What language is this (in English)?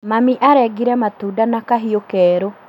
Kikuyu